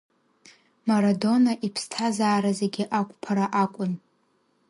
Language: Abkhazian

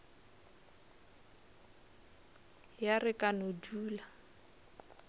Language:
Northern Sotho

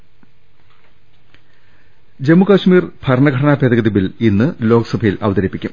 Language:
Malayalam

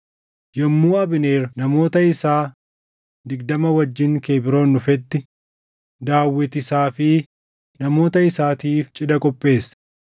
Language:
Oromo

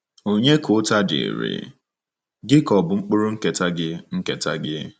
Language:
Igbo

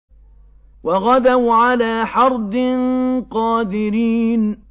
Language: Arabic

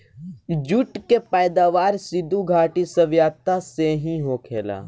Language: Bhojpuri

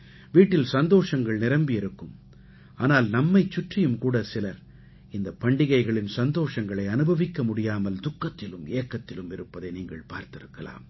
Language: Tamil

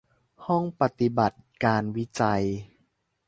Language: Thai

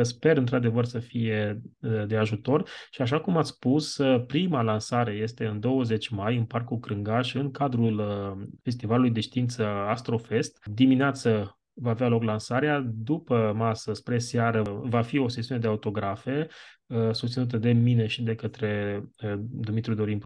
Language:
Romanian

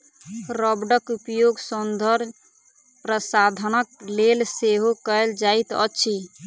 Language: Maithili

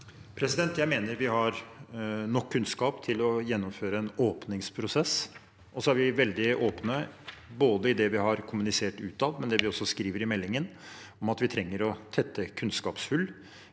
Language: Norwegian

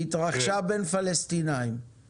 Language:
Hebrew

